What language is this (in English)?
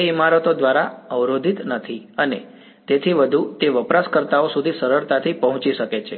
Gujarati